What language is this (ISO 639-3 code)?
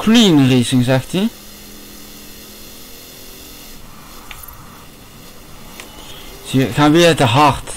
nld